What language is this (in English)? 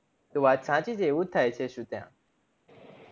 Gujarati